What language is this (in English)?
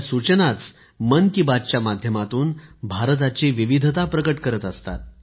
Marathi